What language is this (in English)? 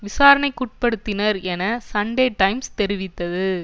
Tamil